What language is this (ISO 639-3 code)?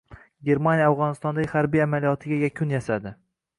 uzb